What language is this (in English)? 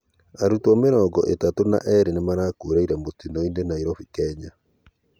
Kikuyu